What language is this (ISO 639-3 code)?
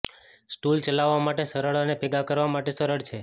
guj